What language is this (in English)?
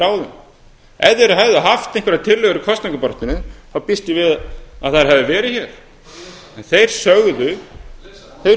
Icelandic